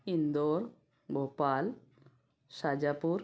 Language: Hindi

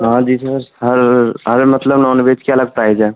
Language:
Hindi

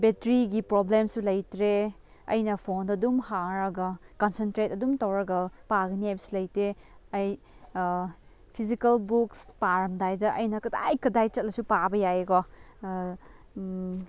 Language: Manipuri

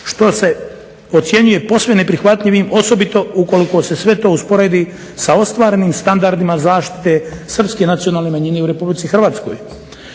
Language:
Croatian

